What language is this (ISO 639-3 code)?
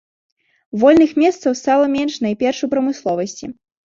bel